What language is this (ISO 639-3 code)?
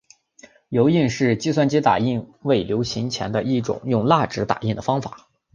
zho